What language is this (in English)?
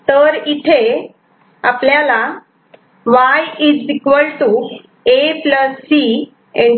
Marathi